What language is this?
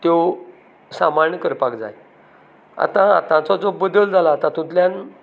Konkani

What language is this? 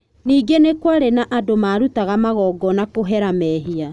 Kikuyu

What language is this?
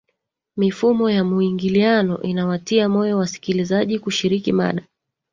Swahili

